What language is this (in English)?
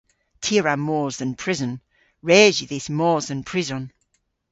Cornish